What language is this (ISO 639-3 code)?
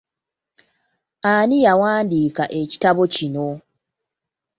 lug